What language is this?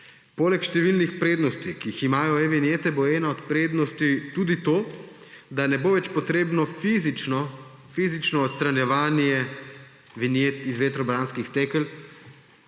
Slovenian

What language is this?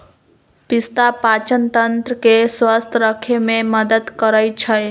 Magahi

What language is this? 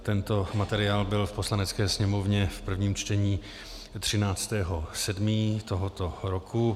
Czech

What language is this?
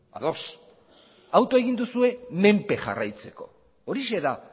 Basque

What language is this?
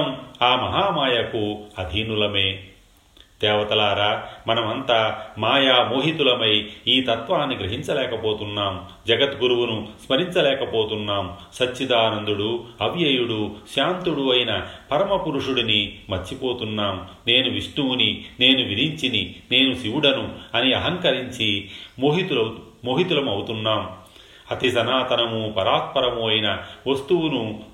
Telugu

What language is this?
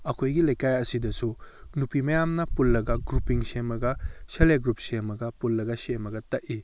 Manipuri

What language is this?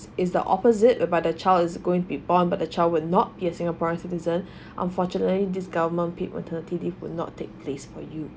English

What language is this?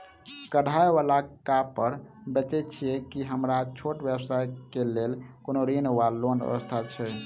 Maithili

